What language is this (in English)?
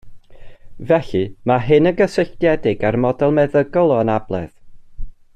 Welsh